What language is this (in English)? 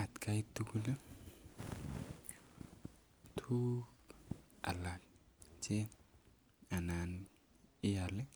Kalenjin